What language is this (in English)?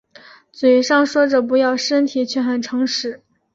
Chinese